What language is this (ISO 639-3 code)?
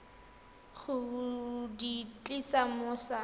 tsn